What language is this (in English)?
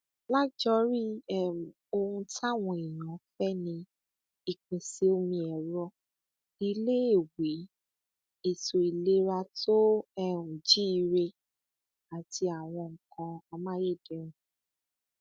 Yoruba